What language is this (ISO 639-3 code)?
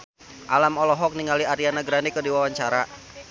sun